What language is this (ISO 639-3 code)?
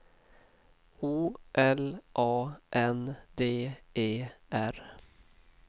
swe